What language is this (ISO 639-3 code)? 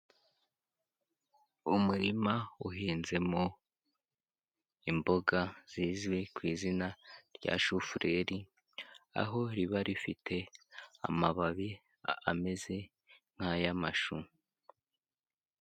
kin